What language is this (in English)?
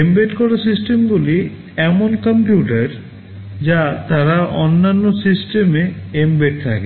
Bangla